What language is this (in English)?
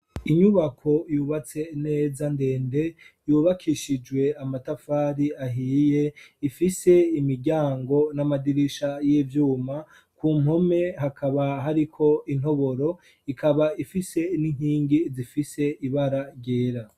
Rundi